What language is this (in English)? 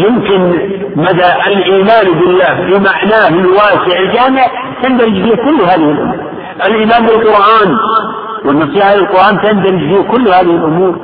Arabic